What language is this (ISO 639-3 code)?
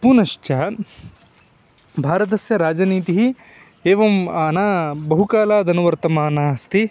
san